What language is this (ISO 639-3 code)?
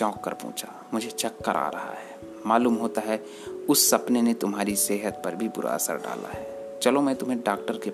hin